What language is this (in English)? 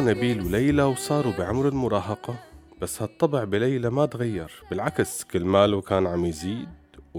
Arabic